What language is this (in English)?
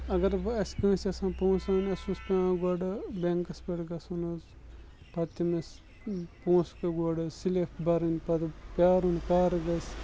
Kashmiri